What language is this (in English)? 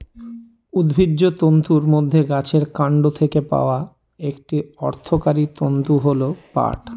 Bangla